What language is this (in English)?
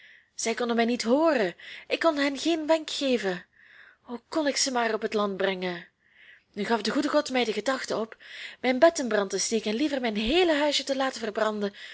Dutch